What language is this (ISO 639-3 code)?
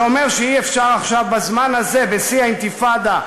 heb